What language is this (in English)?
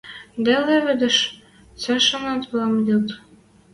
Western Mari